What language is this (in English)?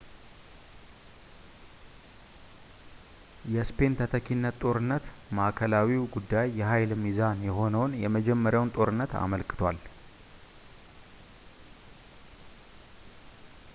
Amharic